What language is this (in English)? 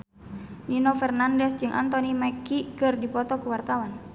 Sundanese